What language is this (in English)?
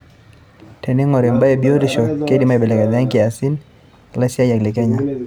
Masai